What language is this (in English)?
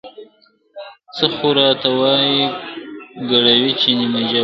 Pashto